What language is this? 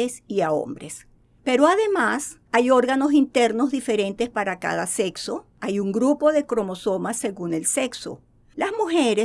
Spanish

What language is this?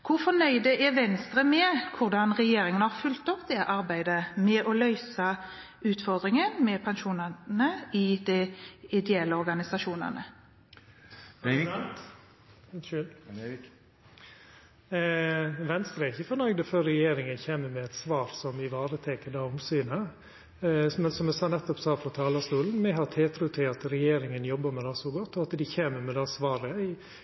Norwegian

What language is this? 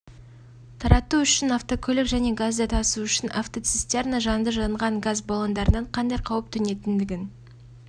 Kazakh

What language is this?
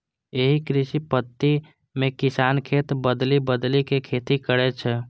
Maithili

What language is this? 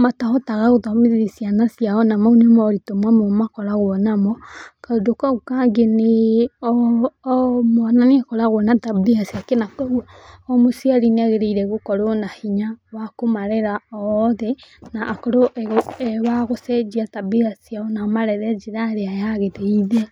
Kikuyu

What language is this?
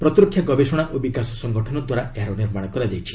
Odia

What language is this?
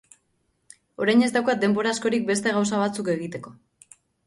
Basque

